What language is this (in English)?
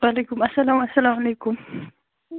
Kashmiri